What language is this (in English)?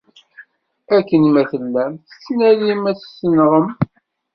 Kabyle